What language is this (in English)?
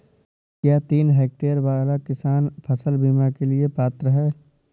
Hindi